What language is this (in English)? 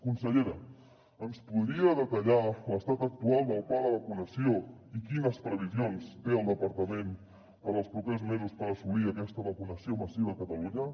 Catalan